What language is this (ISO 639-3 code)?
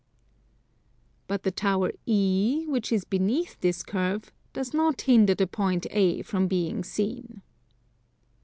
eng